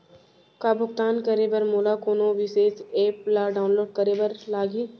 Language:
Chhattisgarhi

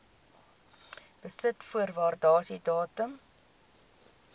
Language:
Afrikaans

